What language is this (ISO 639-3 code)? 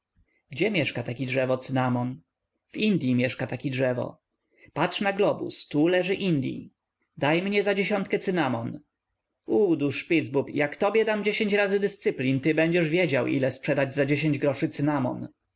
pol